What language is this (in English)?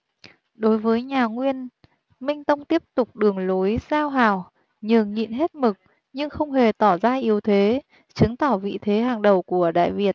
Vietnamese